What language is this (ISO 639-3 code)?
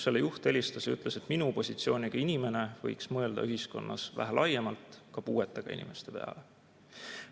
est